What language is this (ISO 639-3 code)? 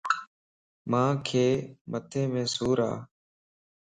lss